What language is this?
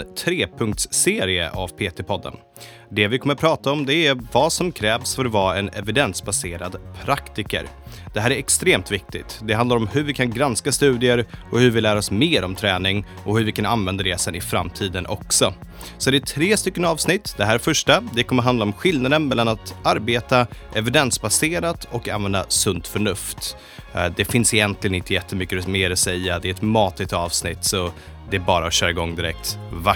Swedish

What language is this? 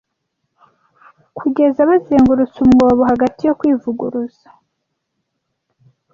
Kinyarwanda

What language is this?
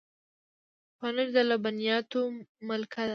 Pashto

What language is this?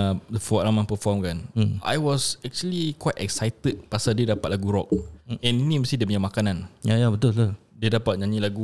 Malay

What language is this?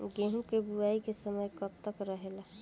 Bhojpuri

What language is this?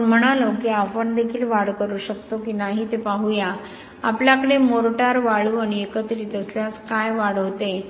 Marathi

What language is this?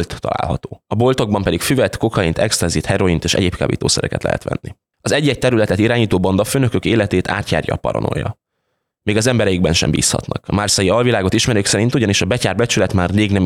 Hungarian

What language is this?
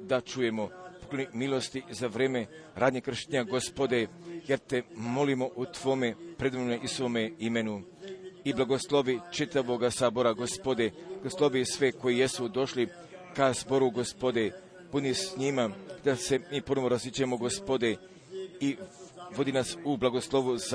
Croatian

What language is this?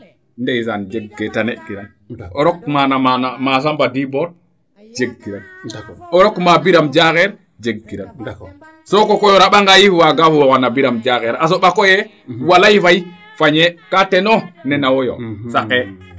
Serer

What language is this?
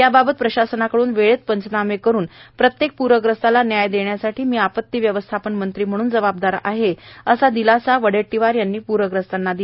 Marathi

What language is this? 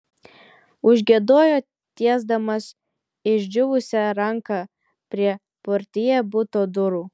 Lithuanian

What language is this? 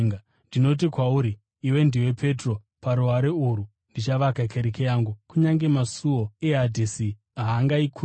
Shona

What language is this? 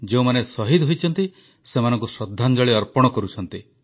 Odia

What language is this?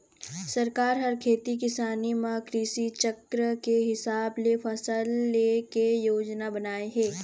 Chhattisgarhi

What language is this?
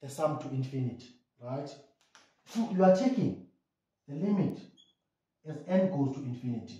English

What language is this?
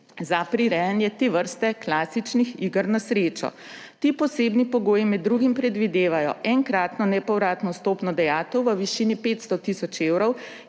Slovenian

